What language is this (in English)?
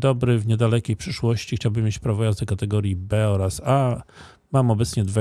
Polish